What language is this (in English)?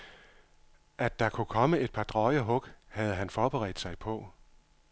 Danish